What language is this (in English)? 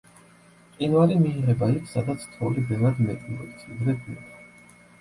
Georgian